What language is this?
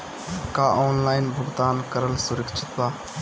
Bhojpuri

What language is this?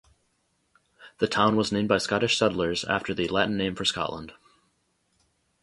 English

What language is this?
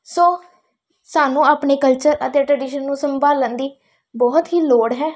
Punjabi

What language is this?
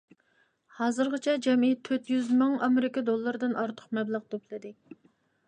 Uyghur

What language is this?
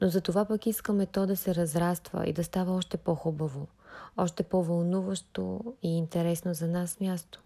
Bulgarian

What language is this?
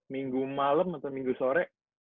Indonesian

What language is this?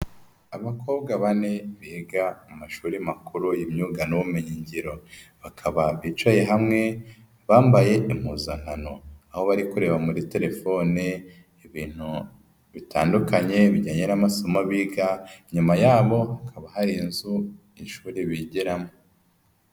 Kinyarwanda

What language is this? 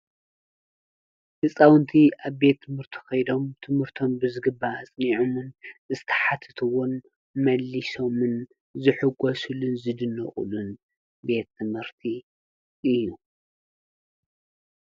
Tigrinya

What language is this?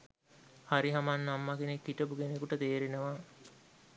Sinhala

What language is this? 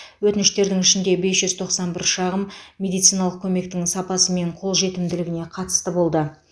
Kazakh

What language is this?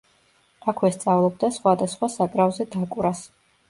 Georgian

